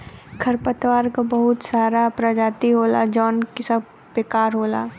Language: Bhojpuri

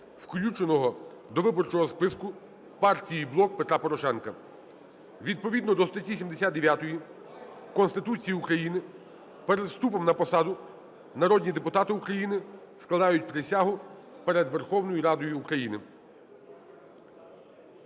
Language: Ukrainian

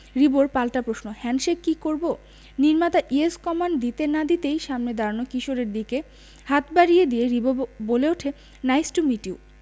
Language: Bangla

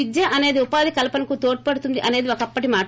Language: Telugu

